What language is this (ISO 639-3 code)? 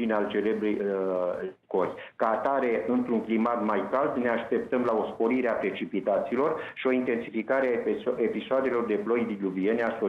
ron